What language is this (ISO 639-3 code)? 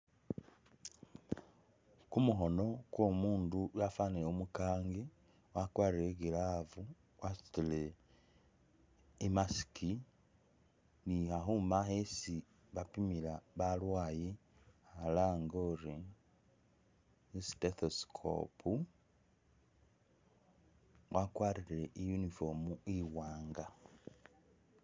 myx